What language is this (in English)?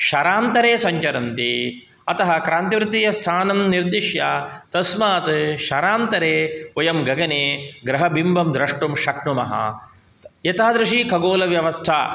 Sanskrit